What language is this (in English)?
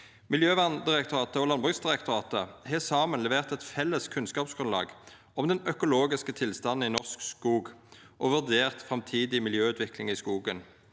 Norwegian